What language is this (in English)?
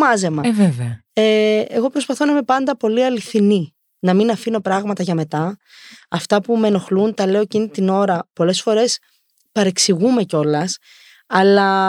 Greek